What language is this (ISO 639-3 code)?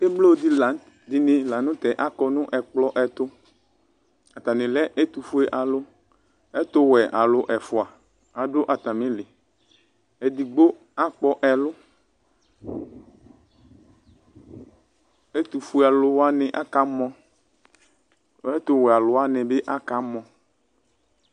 kpo